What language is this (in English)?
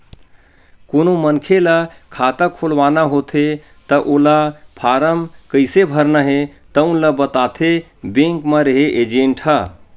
Chhattisgarhi